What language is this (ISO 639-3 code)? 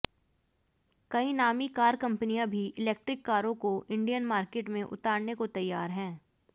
hin